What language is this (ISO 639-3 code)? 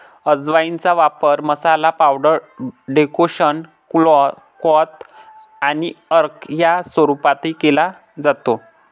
mar